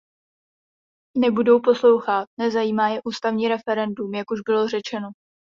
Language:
Czech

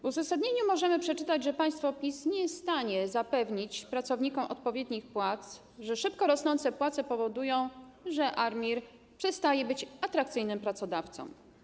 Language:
Polish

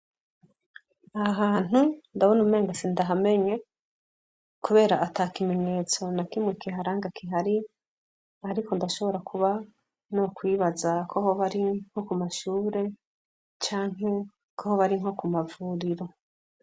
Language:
Rundi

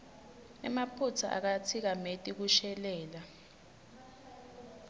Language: Swati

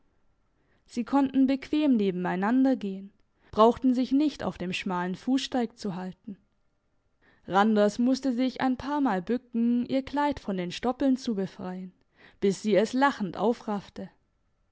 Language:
German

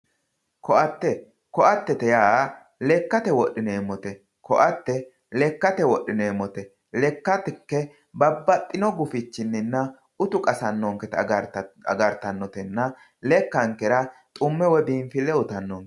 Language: Sidamo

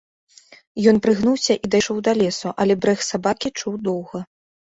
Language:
Belarusian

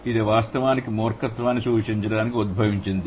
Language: Telugu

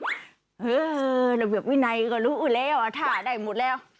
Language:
Thai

